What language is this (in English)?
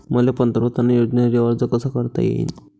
Marathi